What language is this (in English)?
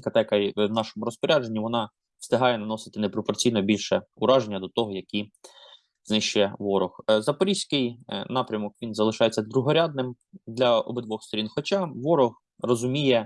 Ukrainian